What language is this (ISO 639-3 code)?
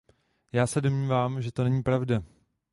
ces